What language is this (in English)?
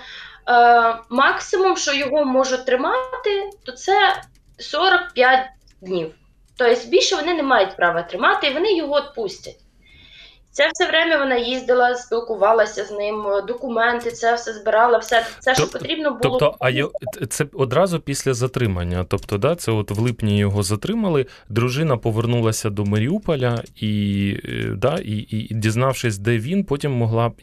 Ukrainian